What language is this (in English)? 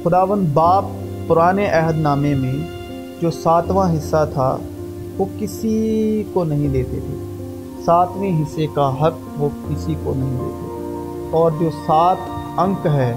Urdu